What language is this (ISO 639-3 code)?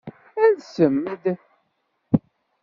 kab